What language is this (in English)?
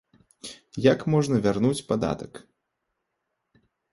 Belarusian